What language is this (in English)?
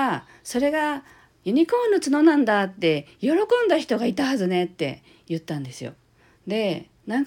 Japanese